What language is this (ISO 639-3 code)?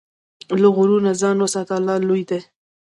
pus